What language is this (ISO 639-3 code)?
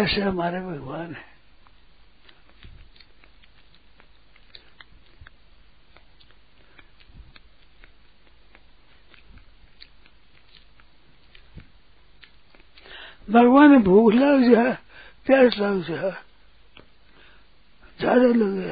hin